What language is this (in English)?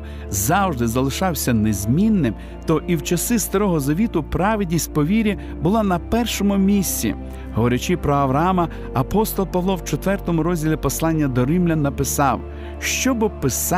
Ukrainian